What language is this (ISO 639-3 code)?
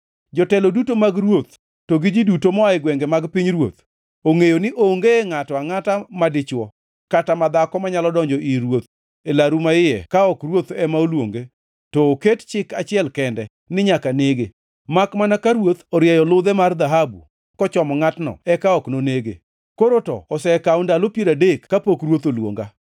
luo